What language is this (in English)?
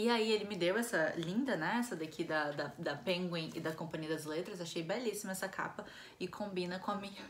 Portuguese